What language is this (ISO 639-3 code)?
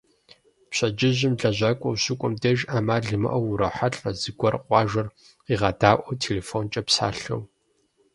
kbd